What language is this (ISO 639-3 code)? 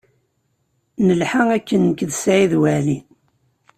kab